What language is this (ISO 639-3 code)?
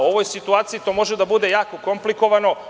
srp